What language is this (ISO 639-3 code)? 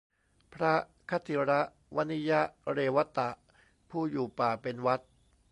tha